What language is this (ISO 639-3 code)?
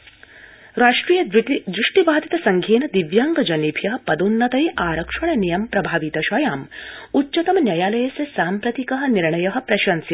san